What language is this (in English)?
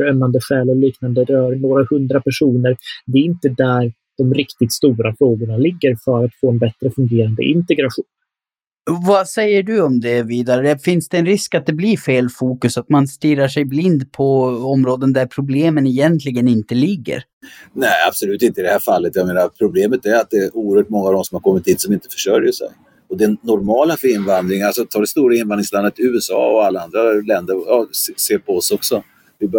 Swedish